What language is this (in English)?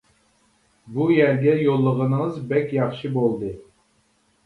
Uyghur